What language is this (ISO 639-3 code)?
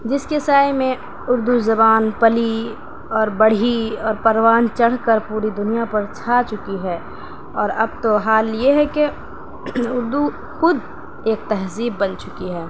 urd